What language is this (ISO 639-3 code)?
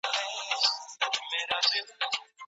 pus